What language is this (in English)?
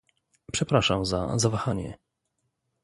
Polish